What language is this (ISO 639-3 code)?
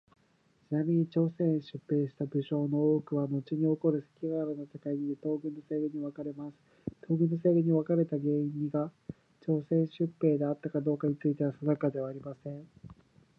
jpn